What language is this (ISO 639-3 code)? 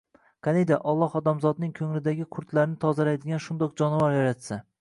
uzb